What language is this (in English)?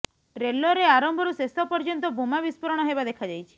Odia